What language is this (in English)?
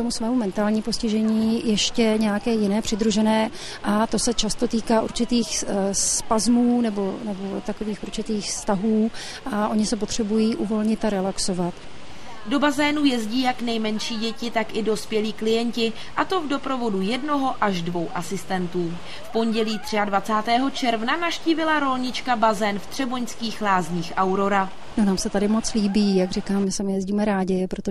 Czech